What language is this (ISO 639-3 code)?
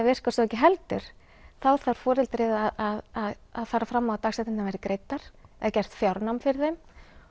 isl